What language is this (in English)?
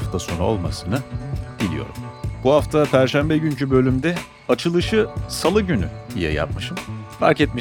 Turkish